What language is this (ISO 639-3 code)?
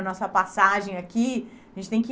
por